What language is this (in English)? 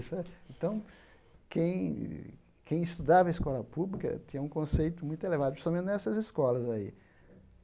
Portuguese